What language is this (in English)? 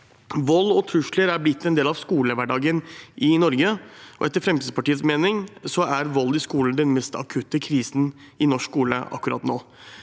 Norwegian